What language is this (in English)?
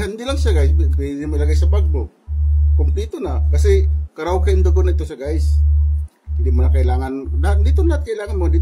Filipino